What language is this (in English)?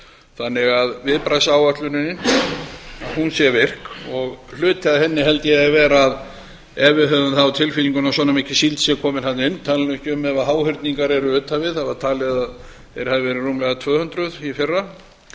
Icelandic